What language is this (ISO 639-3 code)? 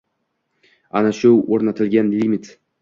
uzb